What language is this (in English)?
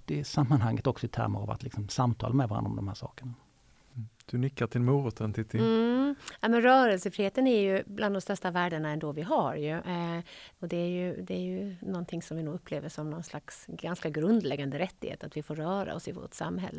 Swedish